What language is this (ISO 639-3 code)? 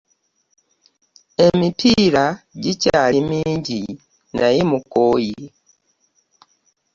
lug